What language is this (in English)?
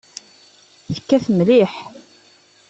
Kabyle